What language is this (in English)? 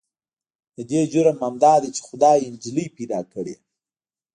Pashto